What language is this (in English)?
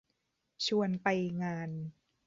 Thai